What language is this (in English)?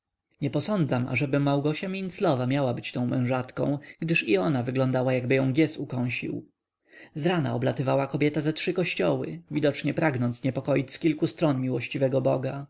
Polish